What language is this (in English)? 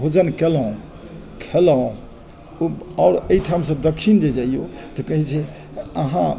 Maithili